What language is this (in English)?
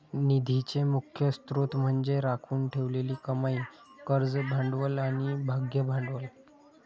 Marathi